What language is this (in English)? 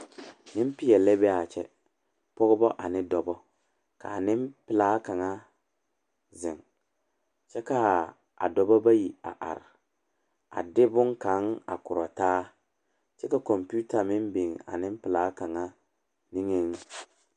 Southern Dagaare